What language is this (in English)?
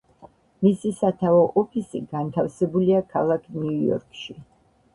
Georgian